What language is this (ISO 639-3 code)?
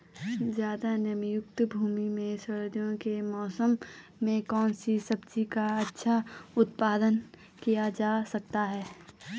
hin